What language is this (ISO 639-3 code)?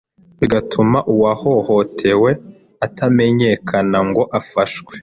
kin